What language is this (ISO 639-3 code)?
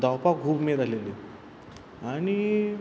kok